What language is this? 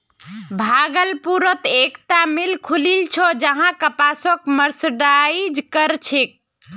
Magahi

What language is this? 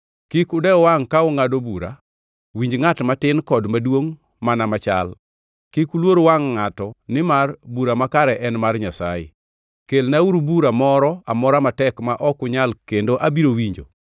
Luo (Kenya and Tanzania)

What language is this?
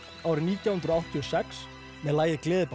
Icelandic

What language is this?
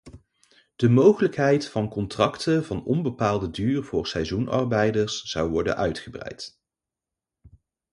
Dutch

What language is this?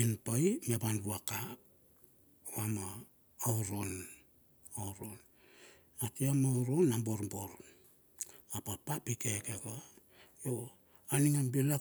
Bilur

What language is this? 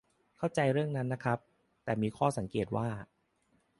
Thai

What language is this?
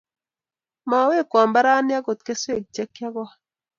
Kalenjin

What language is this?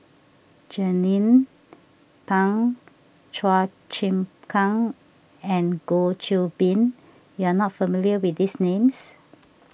English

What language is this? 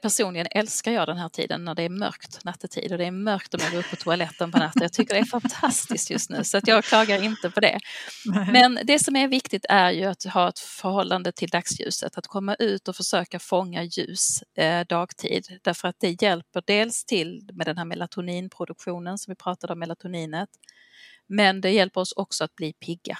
Swedish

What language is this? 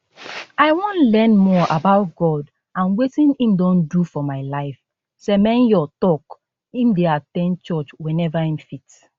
Nigerian Pidgin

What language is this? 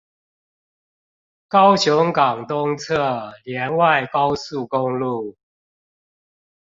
Chinese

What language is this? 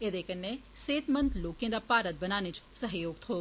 Dogri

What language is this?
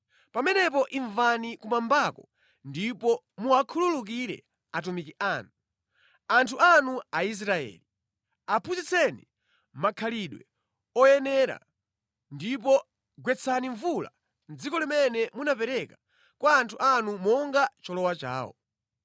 Nyanja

